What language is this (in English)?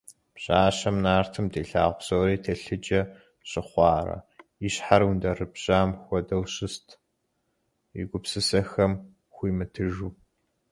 Kabardian